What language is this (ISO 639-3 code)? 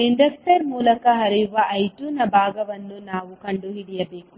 kan